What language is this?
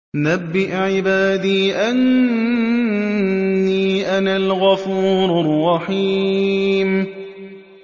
Arabic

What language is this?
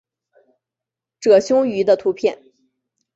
Chinese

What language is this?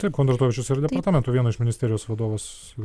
Lithuanian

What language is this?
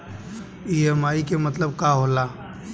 Bhojpuri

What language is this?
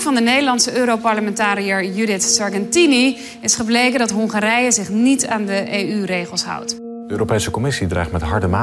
Dutch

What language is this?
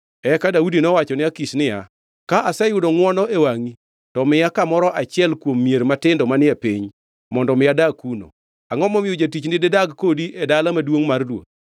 Luo (Kenya and Tanzania)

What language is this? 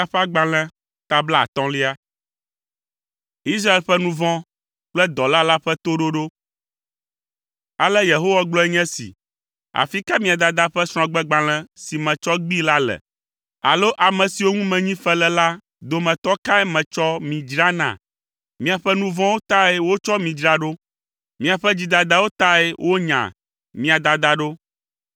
Ewe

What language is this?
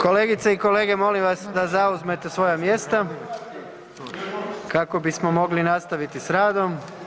Croatian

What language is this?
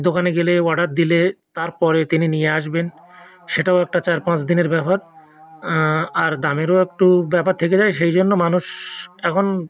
Bangla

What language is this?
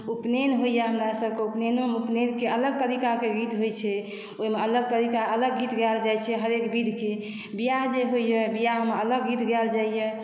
Maithili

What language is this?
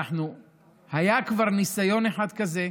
Hebrew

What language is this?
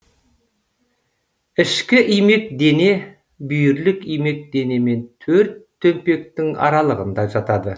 Kazakh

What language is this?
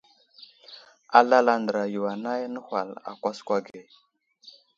Wuzlam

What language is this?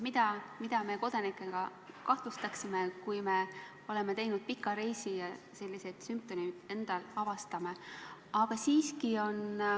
Estonian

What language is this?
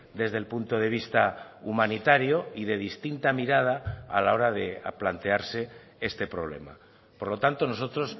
Spanish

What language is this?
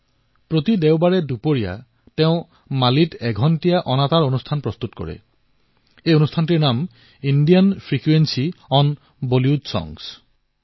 Assamese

